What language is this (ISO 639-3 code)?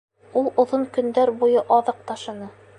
bak